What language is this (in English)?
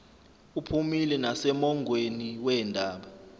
Zulu